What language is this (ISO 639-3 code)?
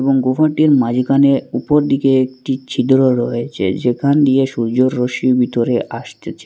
ben